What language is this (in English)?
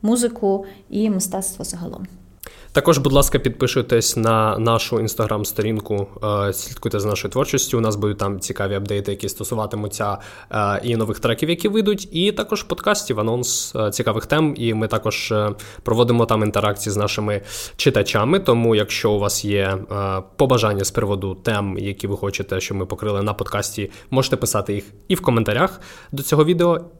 Ukrainian